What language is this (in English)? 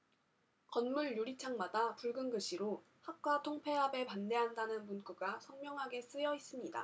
Korean